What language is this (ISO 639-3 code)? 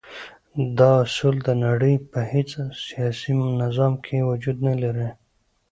pus